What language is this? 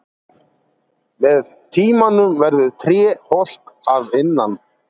Icelandic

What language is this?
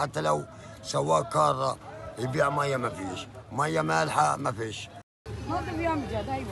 Arabic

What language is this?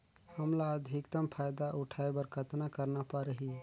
Chhattisgarhi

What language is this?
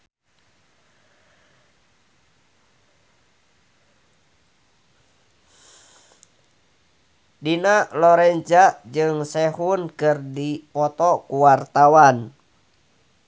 Sundanese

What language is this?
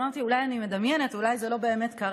Hebrew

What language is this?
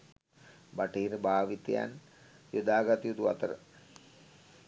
Sinhala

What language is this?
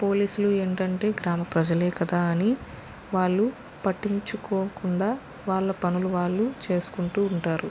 Telugu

